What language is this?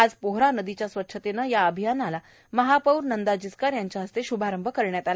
Marathi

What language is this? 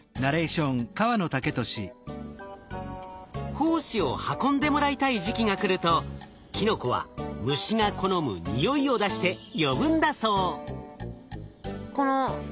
Japanese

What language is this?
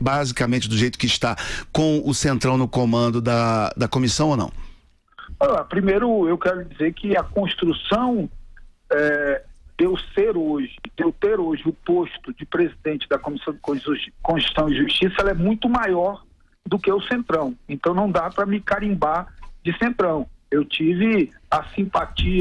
Portuguese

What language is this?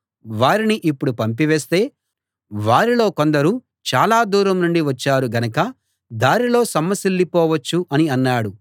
Telugu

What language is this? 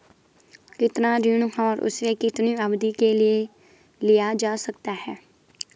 Hindi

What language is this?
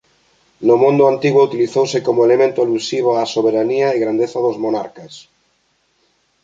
Galician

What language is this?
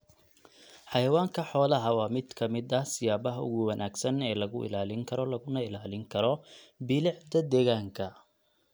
Somali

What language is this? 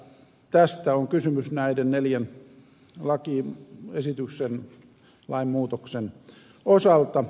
Finnish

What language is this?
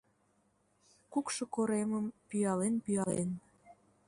Mari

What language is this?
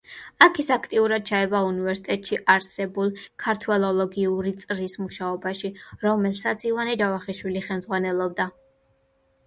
Georgian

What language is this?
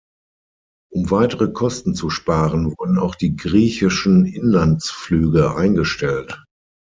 German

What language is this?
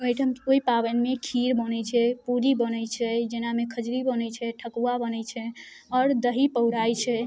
Maithili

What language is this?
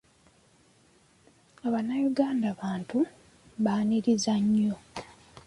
Ganda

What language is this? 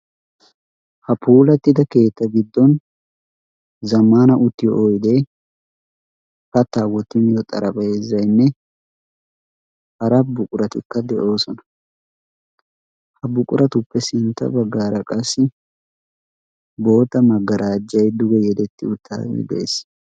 Wolaytta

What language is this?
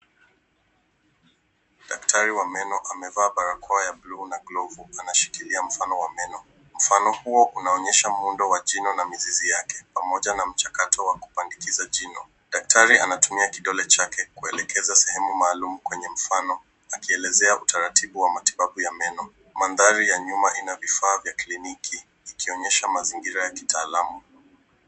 Swahili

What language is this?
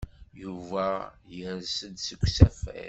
Kabyle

